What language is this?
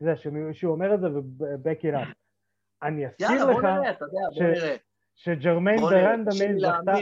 Hebrew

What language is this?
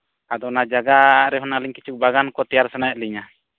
Santali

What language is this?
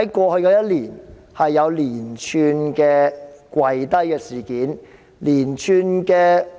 Cantonese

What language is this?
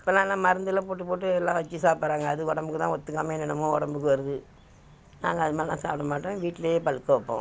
Tamil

